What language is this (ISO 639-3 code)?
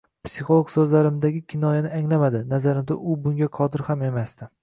uzb